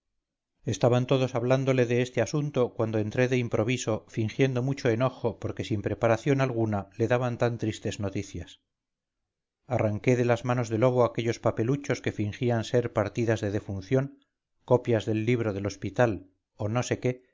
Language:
Spanish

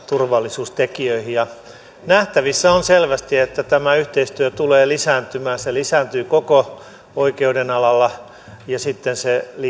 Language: Finnish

